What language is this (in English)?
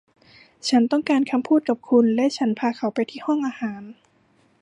Thai